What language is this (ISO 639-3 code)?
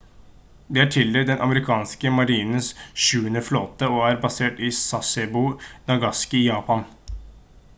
nob